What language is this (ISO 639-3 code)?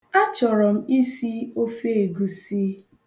ibo